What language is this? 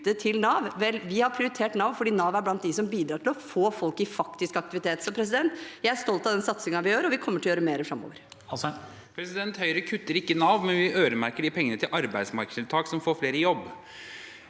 Norwegian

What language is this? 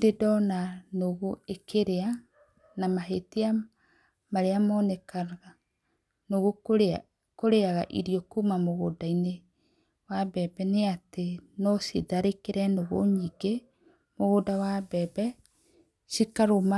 Kikuyu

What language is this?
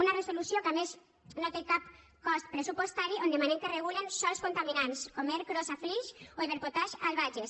Catalan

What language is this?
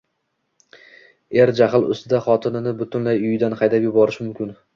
Uzbek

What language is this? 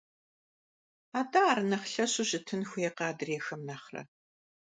Kabardian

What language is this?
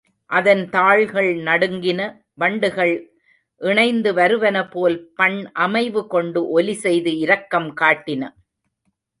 Tamil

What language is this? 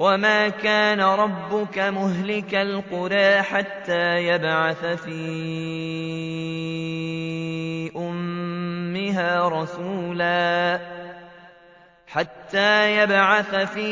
Arabic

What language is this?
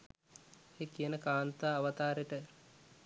Sinhala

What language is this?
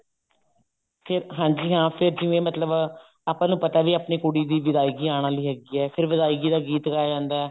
Punjabi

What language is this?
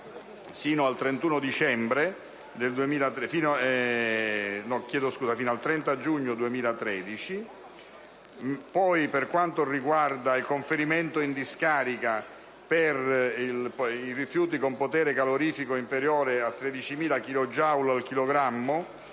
Italian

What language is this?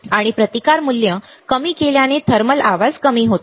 Marathi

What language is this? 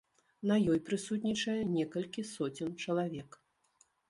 Belarusian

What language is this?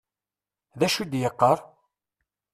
Kabyle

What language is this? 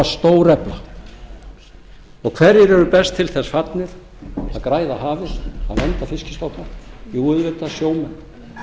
Icelandic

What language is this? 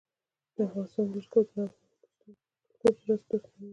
Pashto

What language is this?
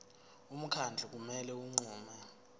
Zulu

